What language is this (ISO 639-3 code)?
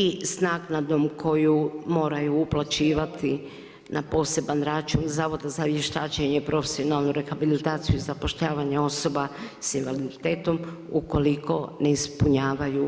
hrv